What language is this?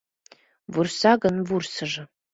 Mari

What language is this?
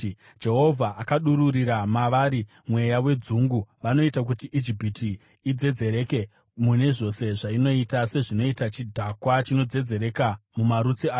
Shona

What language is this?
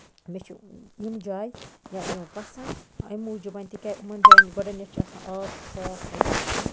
Kashmiri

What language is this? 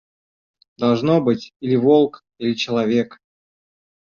Russian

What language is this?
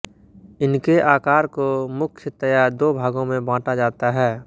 Hindi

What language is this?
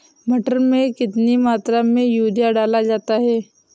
Hindi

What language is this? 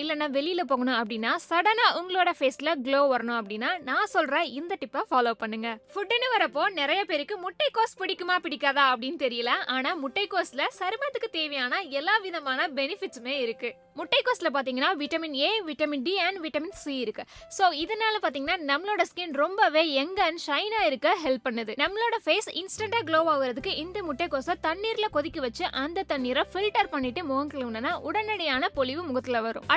Tamil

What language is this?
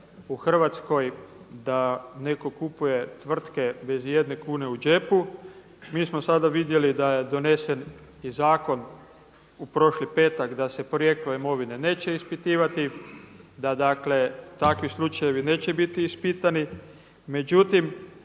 Croatian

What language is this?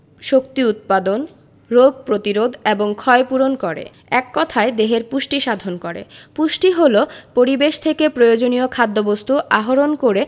Bangla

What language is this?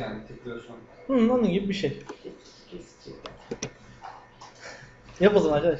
Turkish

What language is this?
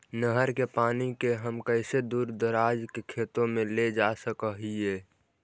Magahi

